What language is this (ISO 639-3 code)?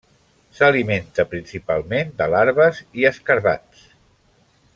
cat